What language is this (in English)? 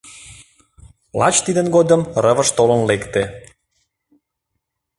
Mari